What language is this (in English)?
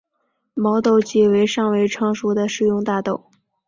Chinese